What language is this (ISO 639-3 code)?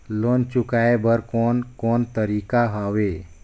hne